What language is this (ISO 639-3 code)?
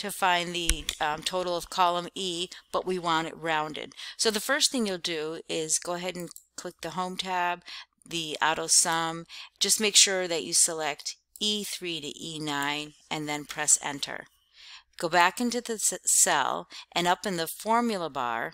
eng